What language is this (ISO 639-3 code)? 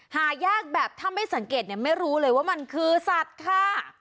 tha